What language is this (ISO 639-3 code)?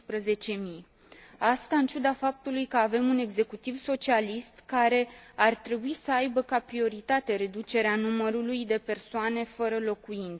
ron